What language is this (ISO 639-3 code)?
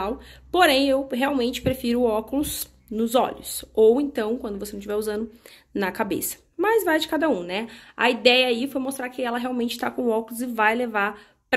por